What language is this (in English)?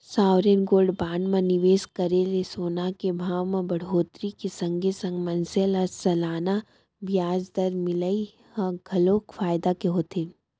Chhattisgarhi